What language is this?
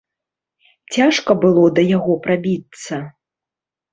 Belarusian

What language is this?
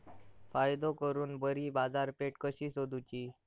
Marathi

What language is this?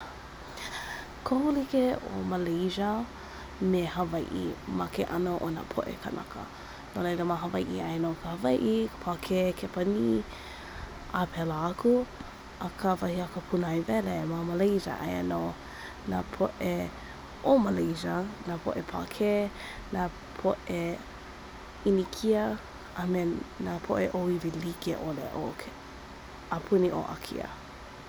Hawaiian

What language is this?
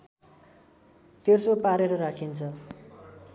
Nepali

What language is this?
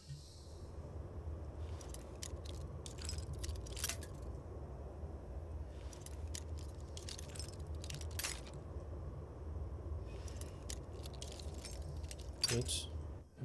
Polish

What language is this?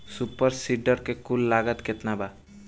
Bhojpuri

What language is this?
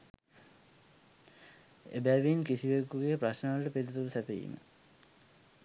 Sinhala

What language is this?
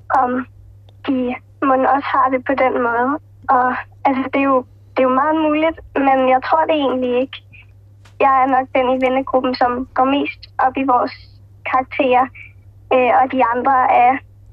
Danish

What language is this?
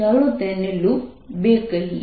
Gujarati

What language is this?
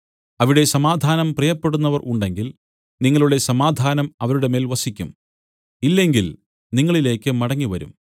Malayalam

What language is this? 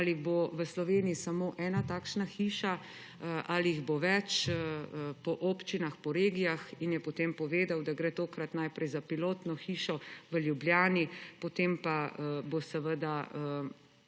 Slovenian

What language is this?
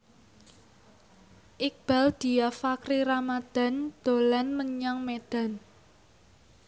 Javanese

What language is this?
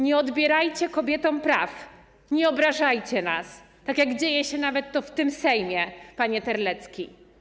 Polish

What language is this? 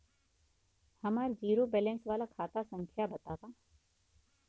Bhojpuri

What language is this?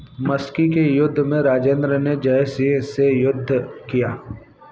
Hindi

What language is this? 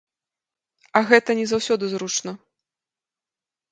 Belarusian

